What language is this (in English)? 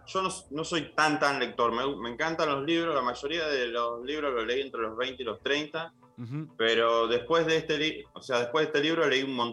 Spanish